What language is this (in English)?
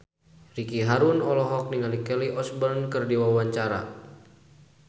Sundanese